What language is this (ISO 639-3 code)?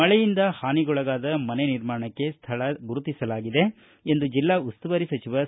kan